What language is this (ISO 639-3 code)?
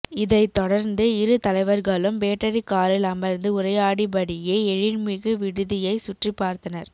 tam